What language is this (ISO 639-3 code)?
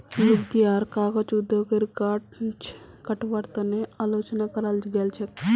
mag